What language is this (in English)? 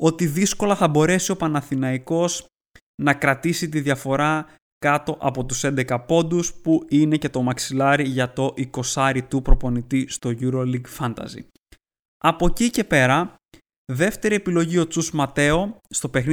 Greek